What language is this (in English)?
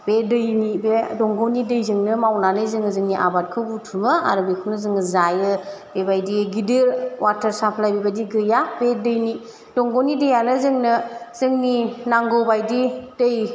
Bodo